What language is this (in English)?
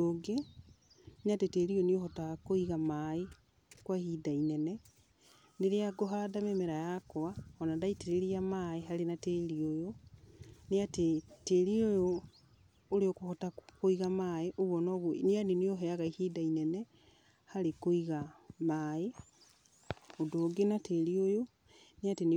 Kikuyu